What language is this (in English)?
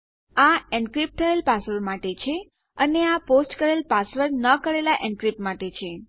Gujarati